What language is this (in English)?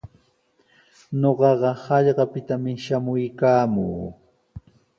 Sihuas Ancash Quechua